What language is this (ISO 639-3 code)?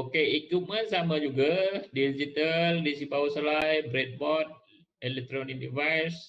msa